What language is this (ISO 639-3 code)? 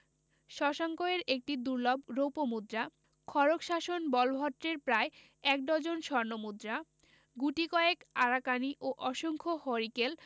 ben